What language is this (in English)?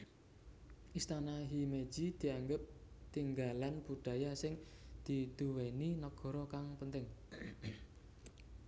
Javanese